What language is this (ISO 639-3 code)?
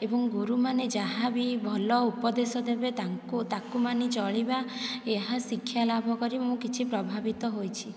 ori